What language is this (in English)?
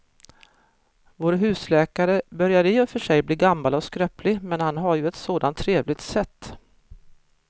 Swedish